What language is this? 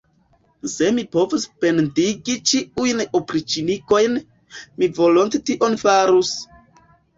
Esperanto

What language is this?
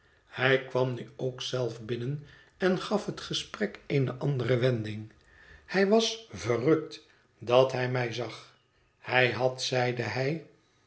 Dutch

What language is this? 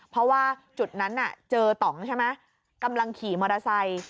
Thai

